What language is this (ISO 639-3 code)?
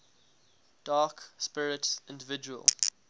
eng